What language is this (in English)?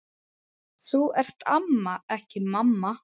Icelandic